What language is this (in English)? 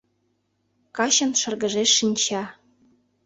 Mari